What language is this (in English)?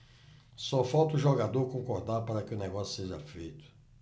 Portuguese